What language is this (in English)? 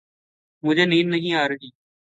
Urdu